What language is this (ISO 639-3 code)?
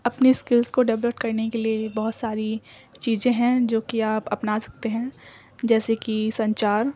urd